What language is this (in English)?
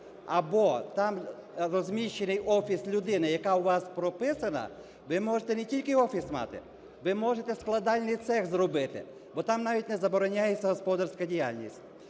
Ukrainian